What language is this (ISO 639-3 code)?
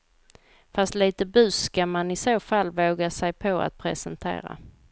swe